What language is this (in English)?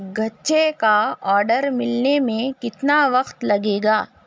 Urdu